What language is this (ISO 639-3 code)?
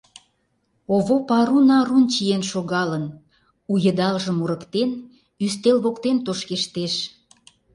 chm